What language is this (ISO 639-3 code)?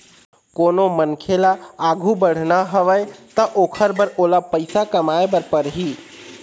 hne